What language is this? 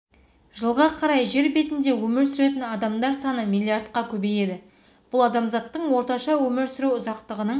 Kazakh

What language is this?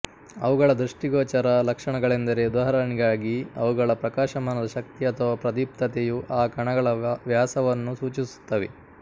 Kannada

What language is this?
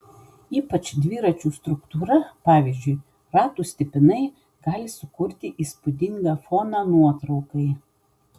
Lithuanian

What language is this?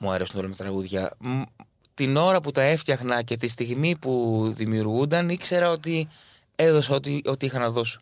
Greek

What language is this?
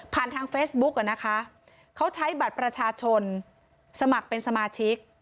Thai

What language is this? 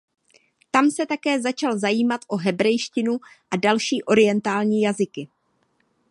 Czech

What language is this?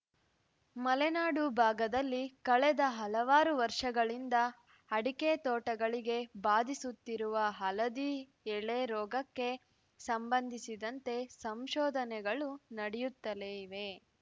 Kannada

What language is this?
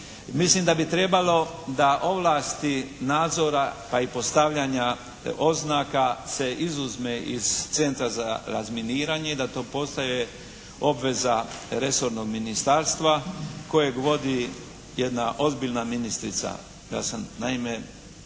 Croatian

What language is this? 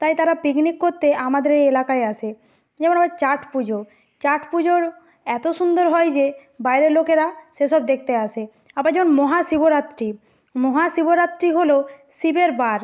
Bangla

